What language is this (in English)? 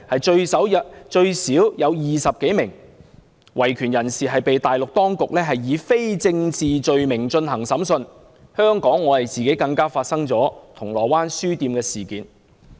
Cantonese